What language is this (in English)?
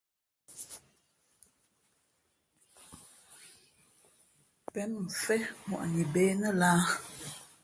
Fe'fe'